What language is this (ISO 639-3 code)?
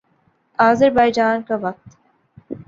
urd